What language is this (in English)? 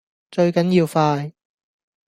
Cantonese